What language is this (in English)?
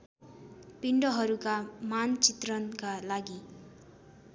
Nepali